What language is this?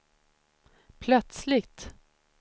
Swedish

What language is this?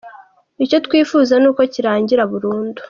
Kinyarwanda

